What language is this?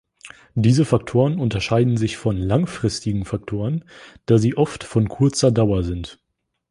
German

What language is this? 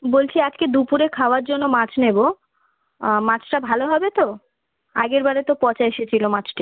Bangla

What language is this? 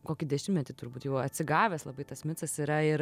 Lithuanian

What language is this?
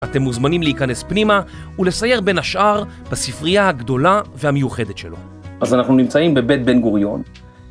Hebrew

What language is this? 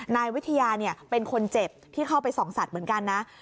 Thai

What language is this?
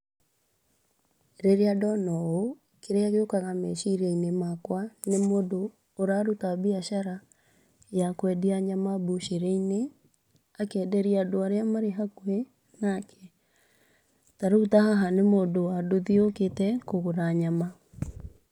Kikuyu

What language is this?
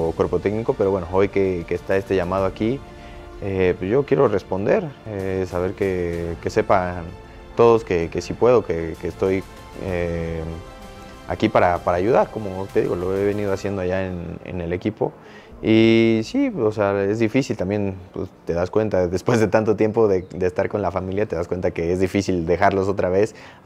Spanish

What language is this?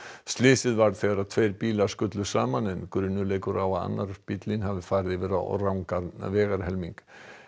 Icelandic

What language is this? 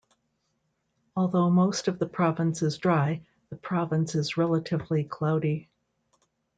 English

